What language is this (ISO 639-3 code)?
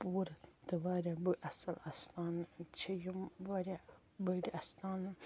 kas